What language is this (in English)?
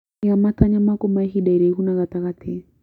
Kikuyu